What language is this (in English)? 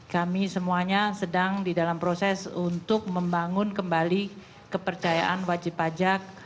Indonesian